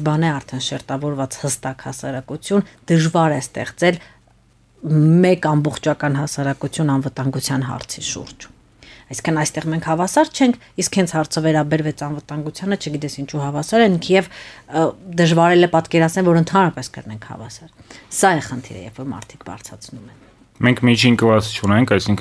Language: Romanian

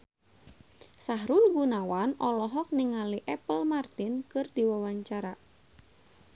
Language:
Sundanese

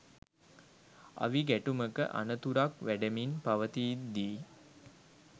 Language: Sinhala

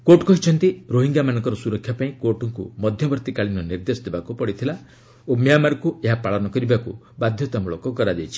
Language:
Odia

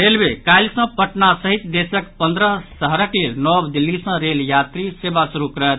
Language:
Maithili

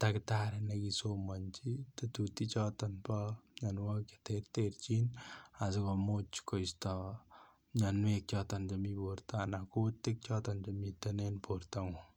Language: Kalenjin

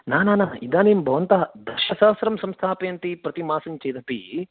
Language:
Sanskrit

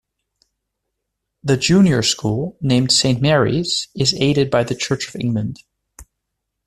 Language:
English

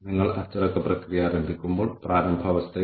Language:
Malayalam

